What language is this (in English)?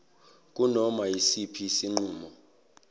Zulu